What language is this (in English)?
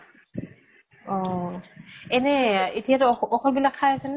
Assamese